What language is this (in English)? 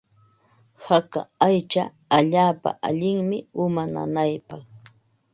Ambo-Pasco Quechua